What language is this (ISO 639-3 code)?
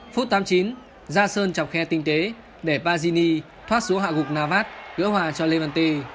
vie